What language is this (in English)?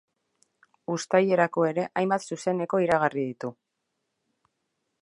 Basque